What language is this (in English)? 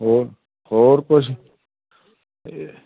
Punjabi